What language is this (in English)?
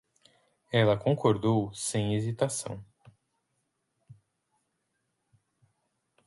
Portuguese